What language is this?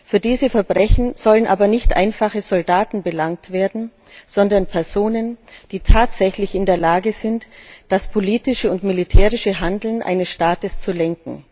German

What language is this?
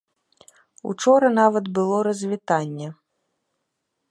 Belarusian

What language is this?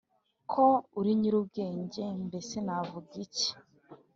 Kinyarwanda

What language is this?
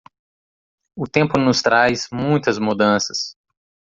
Portuguese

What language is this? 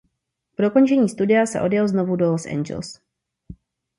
Czech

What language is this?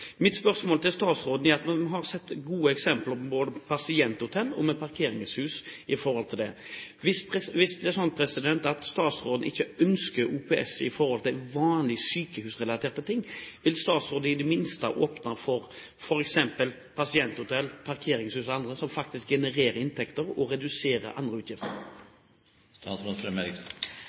Norwegian Bokmål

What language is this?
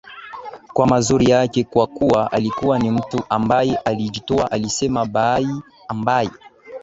Swahili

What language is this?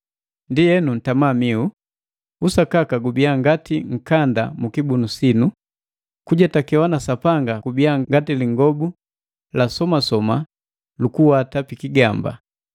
Matengo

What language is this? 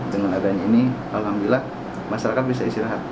Indonesian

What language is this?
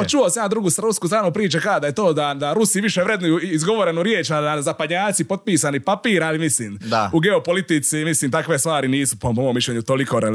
Croatian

